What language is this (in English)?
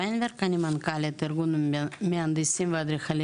Hebrew